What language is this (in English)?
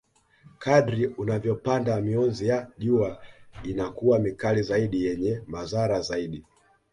Swahili